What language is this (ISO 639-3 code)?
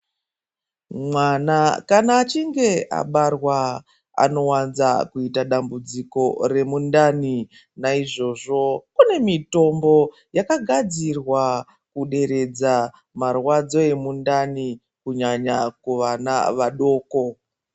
ndc